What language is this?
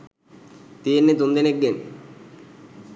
Sinhala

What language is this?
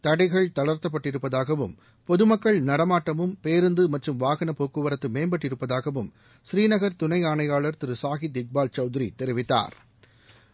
Tamil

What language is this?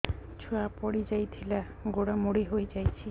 Odia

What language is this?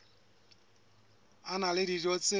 Southern Sotho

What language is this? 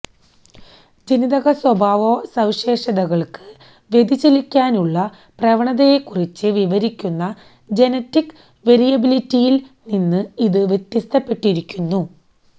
Malayalam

